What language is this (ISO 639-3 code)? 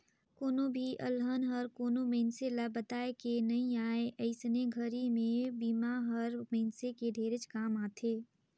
hne